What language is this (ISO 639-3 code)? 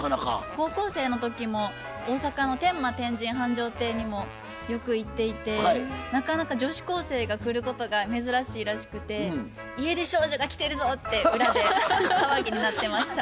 jpn